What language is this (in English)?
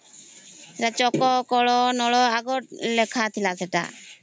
Odia